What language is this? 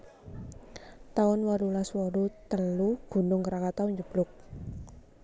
Javanese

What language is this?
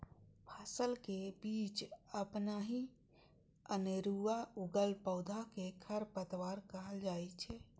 Maithili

